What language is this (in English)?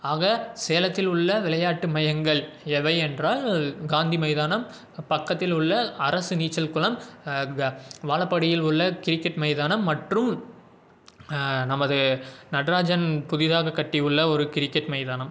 Tamil